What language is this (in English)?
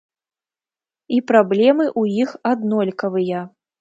Belarusian